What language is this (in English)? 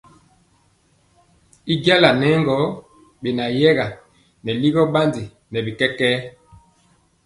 Mpiemo